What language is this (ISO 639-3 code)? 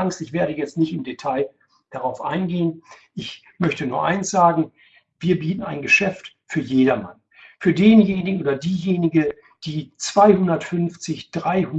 deu